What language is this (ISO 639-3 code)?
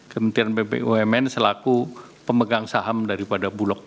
ind